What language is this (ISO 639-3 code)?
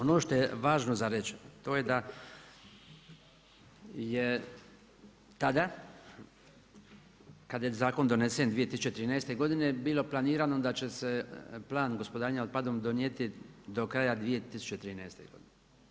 hrv